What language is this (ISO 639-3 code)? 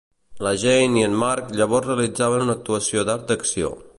cat